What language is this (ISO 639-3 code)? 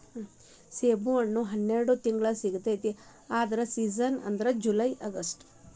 kan